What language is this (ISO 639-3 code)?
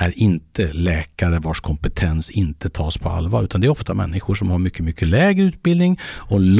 swe